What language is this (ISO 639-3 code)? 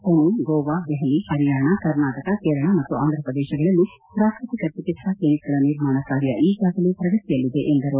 kan